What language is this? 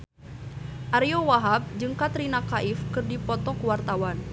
Sundanese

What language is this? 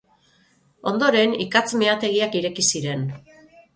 Basque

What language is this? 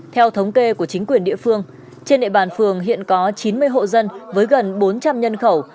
Vietnamese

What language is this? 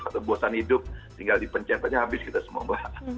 Indonesian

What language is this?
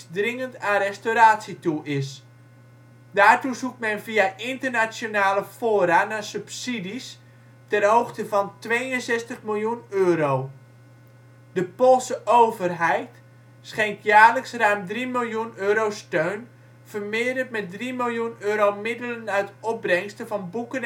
Dutch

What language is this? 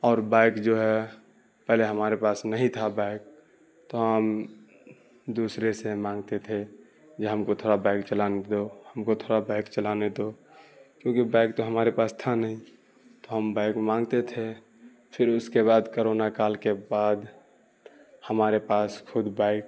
Urdu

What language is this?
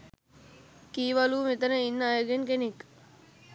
Sinhala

